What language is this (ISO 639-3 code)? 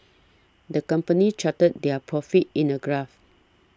eng